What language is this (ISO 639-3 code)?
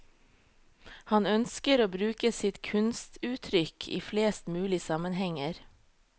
nor